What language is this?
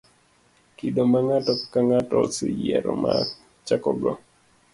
Luo (Kenya and Tanzania)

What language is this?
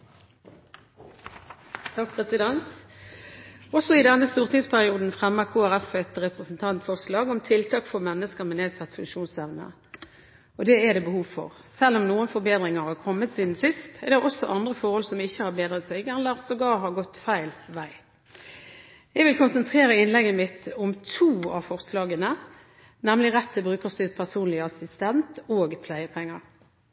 Norwegian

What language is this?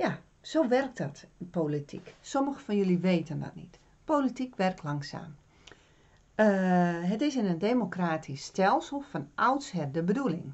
Dutch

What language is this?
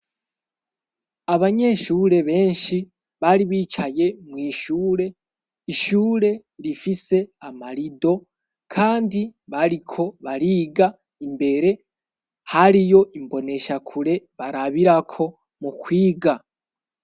Rundi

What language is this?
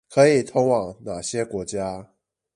Chinese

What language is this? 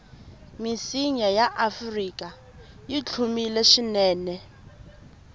Tsonga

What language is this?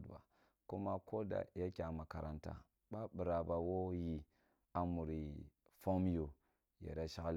Kulung (Nigeria)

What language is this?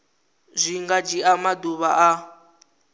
Venda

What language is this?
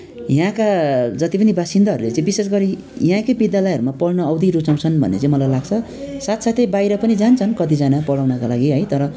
Nepali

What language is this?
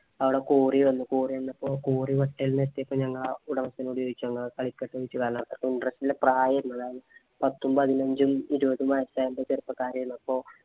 Malayalam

